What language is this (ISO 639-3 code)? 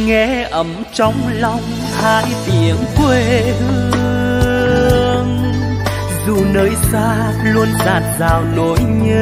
vie